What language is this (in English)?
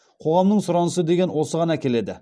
Kazakh